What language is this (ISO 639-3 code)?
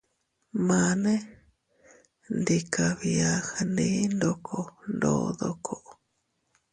cut